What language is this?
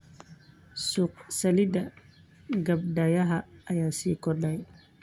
Somali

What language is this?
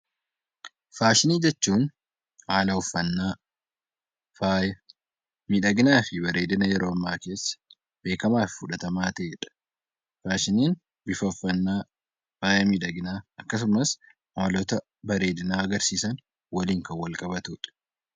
Oromo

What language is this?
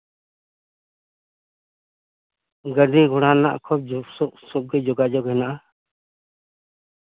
Santali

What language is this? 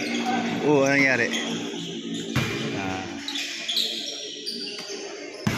Filipino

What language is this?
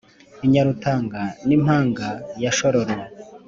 Kinyarwanda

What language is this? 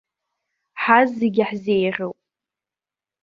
Abkhazian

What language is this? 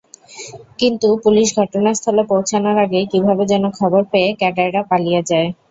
Bangla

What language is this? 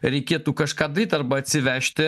Lithuanian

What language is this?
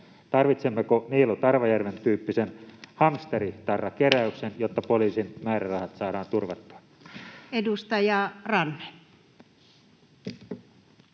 Finnish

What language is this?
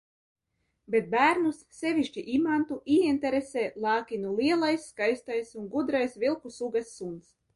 Latvian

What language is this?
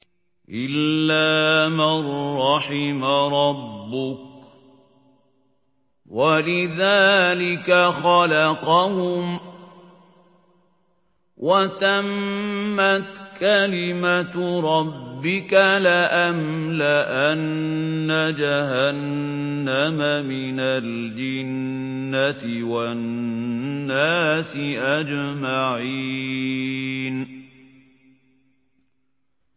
Arabic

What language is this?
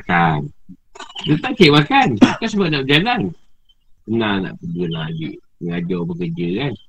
Malay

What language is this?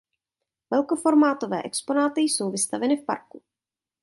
Czech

